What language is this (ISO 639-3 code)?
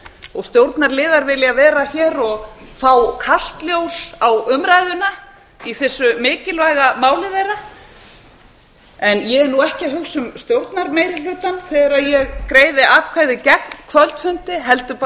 isl